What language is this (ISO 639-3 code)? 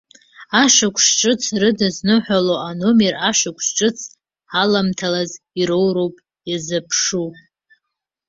abk